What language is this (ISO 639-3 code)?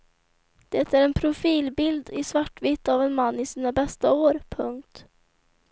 swe